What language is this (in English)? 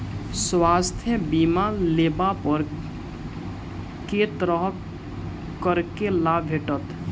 Maithili